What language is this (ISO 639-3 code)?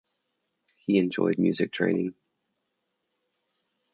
eng